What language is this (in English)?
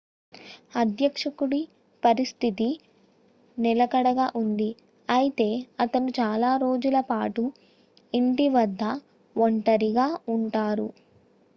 Telugu